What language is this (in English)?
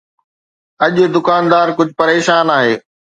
Sindhi